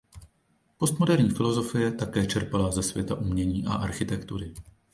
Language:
Czech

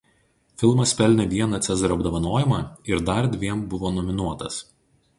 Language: Lithuanian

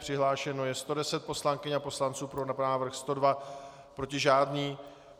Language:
Czech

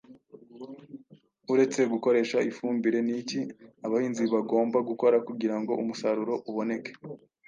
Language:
Kinyarwanda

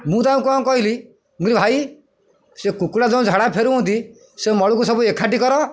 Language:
Odia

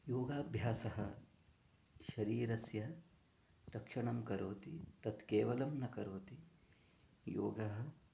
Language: Sanskrit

